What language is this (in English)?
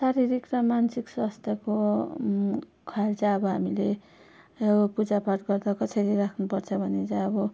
Nepali